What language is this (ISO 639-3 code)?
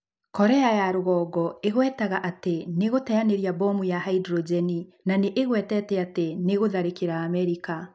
kik